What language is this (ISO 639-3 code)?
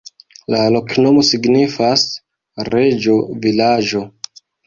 epo